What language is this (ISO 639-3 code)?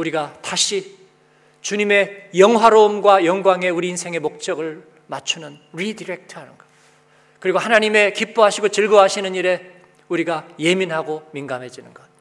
kor